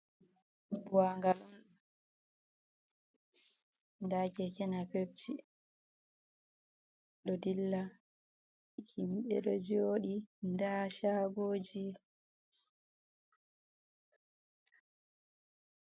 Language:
Fula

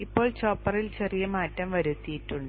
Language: Malayalam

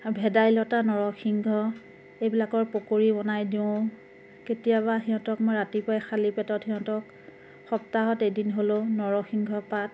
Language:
Assamese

